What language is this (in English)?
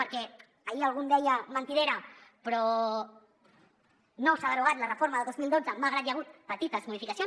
Catalan